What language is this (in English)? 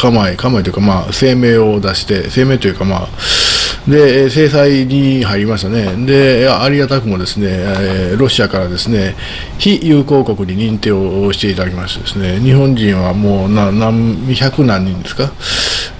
Japanese